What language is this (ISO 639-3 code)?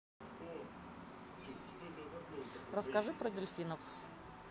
rus